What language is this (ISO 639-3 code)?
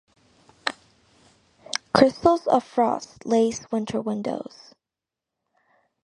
eng